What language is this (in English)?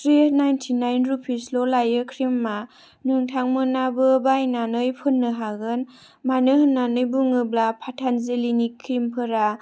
Bodo